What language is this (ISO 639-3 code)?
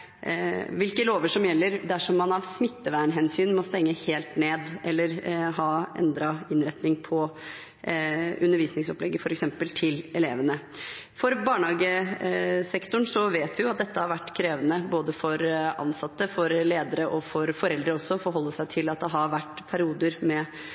nob